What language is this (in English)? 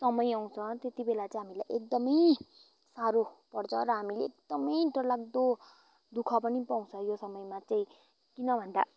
Nepali